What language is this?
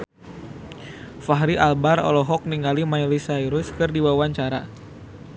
Sundanese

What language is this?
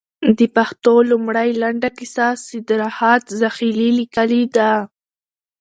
Pashto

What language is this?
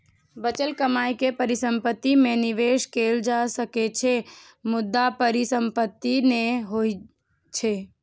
Maithili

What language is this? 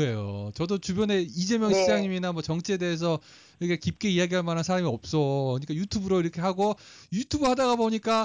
Korean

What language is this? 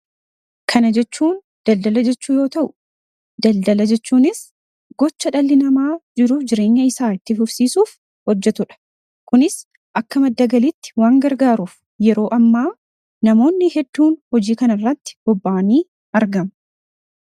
Oromo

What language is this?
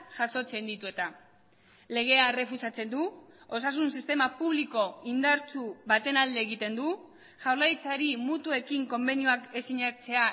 Basque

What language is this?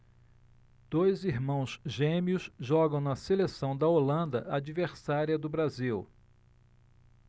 Portuguese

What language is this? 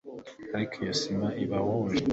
Kinyarwanda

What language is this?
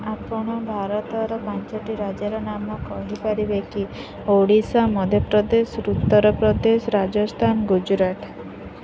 Odia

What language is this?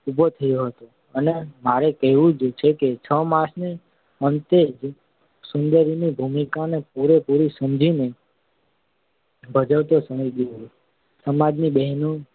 Gujarati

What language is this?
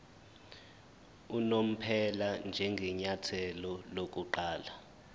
Zulu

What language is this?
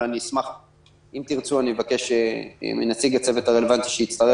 Hebrew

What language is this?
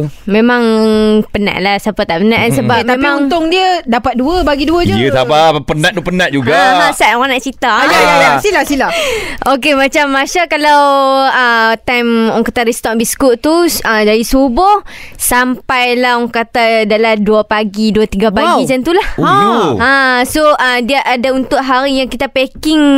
Malay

